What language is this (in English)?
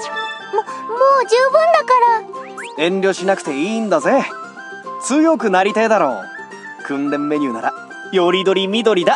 Japanese